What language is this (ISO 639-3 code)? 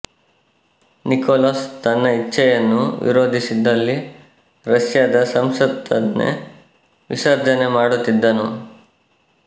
kan